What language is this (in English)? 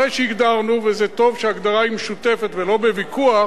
Hebrew